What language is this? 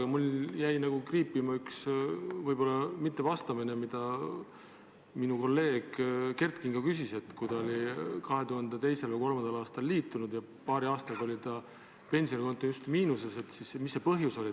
Estonian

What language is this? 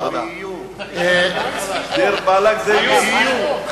Hebrew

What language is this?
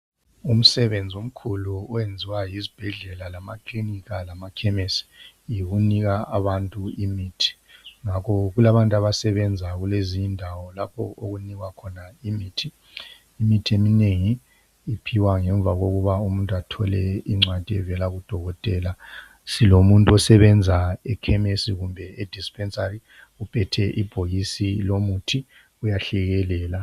North Ndebele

